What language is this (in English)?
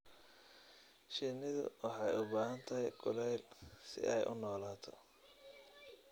Somali